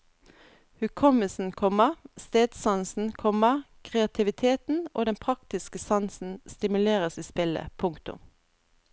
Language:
Norwegian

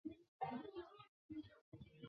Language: Chinese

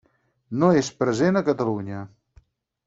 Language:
Catalan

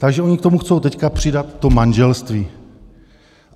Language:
Czech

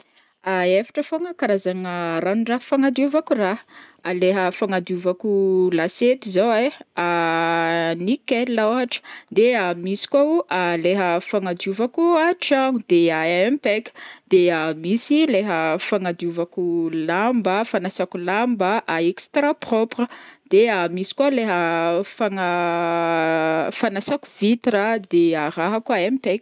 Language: Northern Betsimisaraka Malagasy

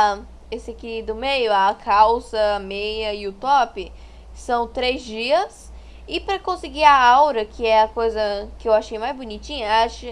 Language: Portuguese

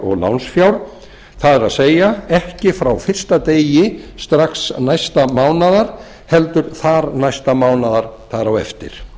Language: Icelandic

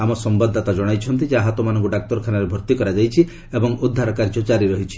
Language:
Odia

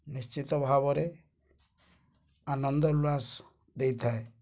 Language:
Odia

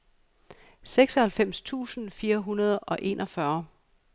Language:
Danish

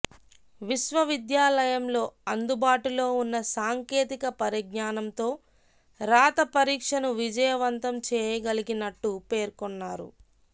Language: Telugu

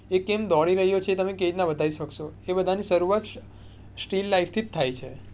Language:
Gujarati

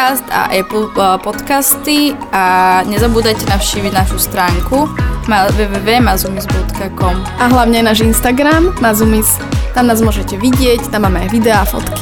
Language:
Slovak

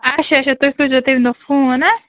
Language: Kashmiri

